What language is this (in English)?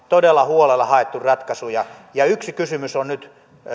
Finnish